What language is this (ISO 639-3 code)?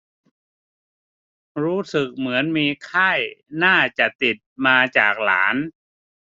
tha